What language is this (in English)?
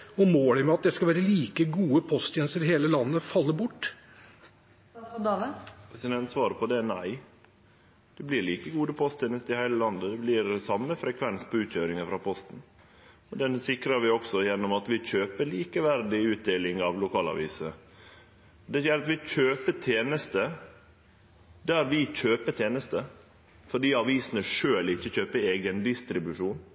Norwegian